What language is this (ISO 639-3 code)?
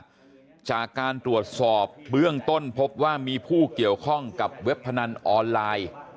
tha